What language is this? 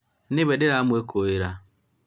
Kikuyu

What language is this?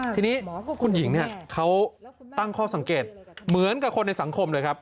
Thai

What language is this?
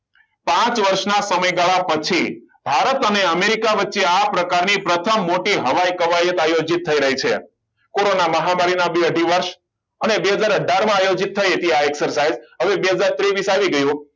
Gujarati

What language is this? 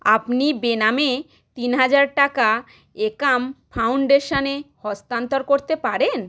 Bangla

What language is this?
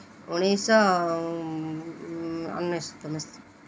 Odia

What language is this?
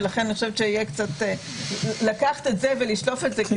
Hebrew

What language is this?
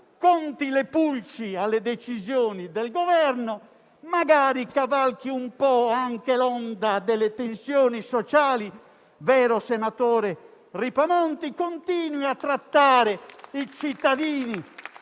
Italian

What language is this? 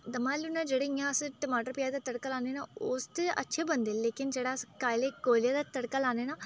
Dogri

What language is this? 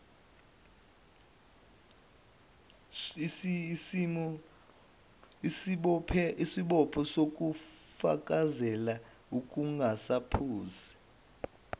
Zulu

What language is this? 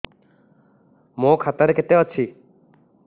Odia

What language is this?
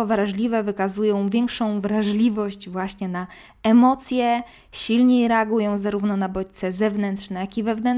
Polish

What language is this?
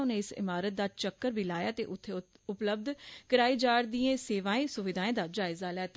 Dogri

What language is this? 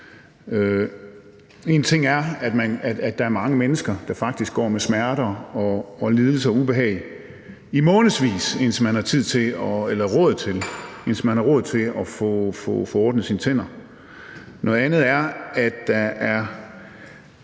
Danish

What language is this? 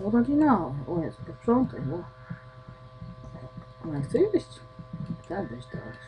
Polish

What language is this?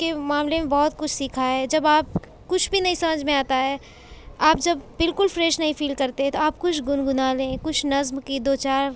Urdu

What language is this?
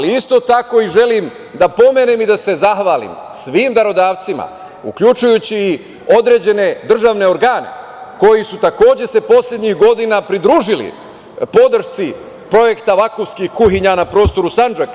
Serbian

